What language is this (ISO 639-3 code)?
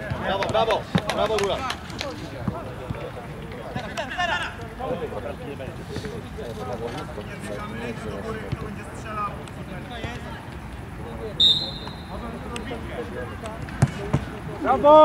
pol